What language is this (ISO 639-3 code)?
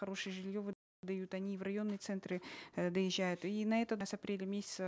kaz